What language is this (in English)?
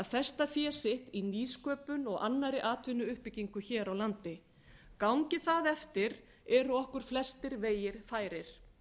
Icelandic